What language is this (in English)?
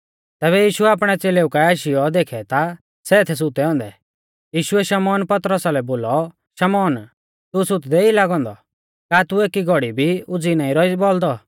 Mahasu Pahari